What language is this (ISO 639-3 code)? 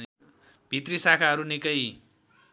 nep